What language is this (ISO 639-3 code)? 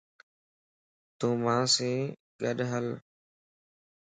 lss